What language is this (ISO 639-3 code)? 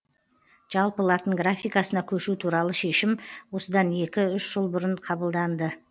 kaz